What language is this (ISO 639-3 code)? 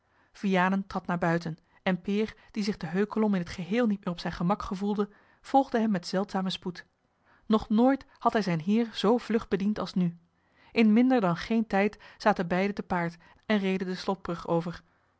nld